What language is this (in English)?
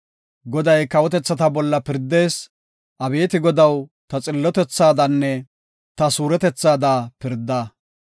Gofa